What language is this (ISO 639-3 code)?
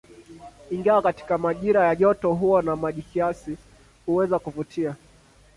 swa